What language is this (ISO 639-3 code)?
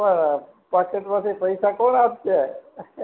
guj